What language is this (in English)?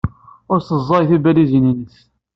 Kabyle